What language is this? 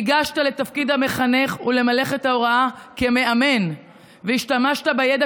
Hebrew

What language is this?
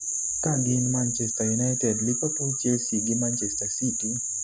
Luo (Kenya and Tanzania)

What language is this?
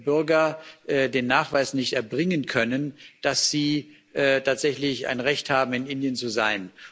German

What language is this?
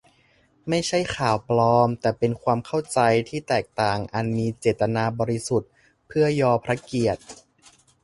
Thai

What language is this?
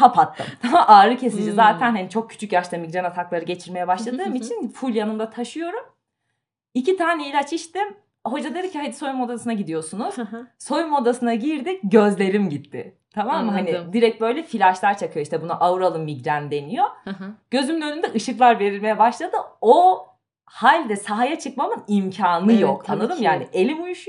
Turkish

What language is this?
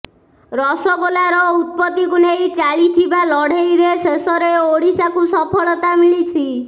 Odia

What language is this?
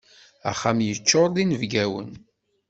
Kabyle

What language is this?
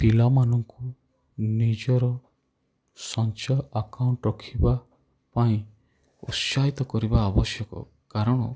Odia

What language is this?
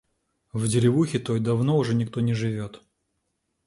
Russian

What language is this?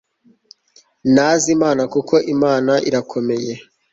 Kinyarwanda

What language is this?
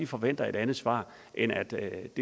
Danish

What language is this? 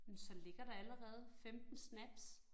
Danish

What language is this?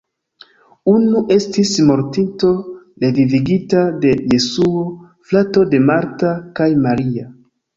Esperanto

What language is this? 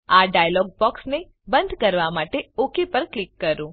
Gujarati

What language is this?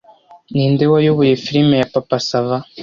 Kinyarwanda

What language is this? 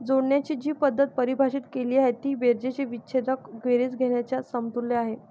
Marathi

